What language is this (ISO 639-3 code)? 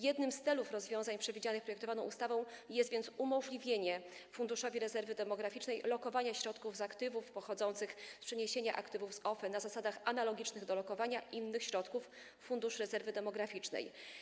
pol